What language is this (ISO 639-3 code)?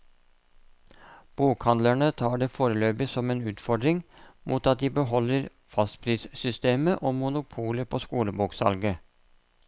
nor